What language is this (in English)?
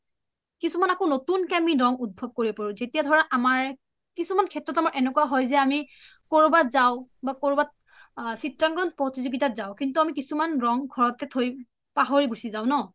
Assamese